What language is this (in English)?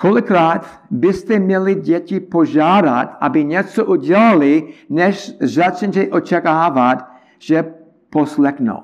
Czech